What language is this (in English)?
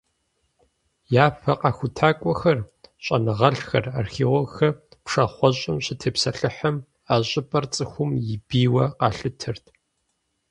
Kabardian